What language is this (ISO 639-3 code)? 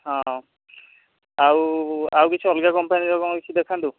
ori